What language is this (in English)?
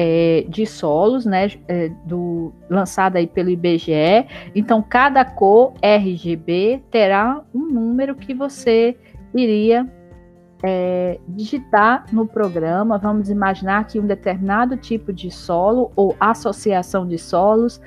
Portuguese